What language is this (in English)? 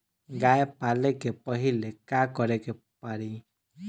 Bhojpuri